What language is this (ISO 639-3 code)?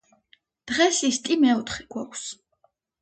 kat